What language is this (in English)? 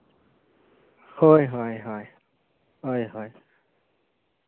Santali